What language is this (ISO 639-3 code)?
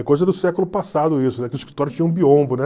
por